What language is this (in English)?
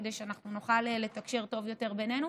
Hebrew